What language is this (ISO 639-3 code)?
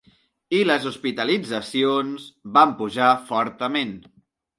cat